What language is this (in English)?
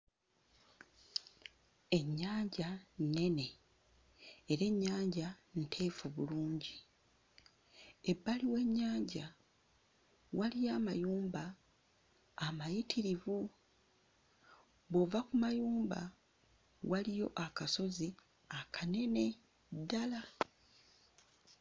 Ganda